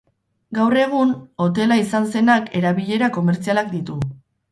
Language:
Basque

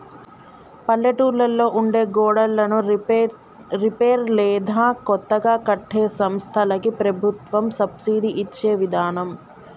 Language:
Telugu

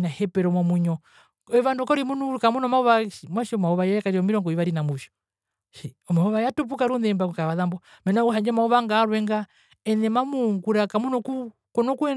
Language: Herero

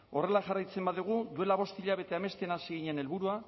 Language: Basque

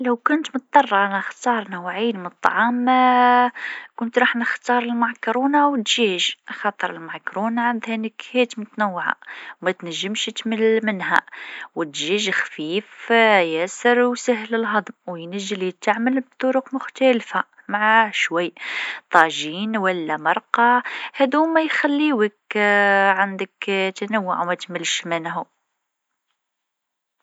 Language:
Tunisian Arabic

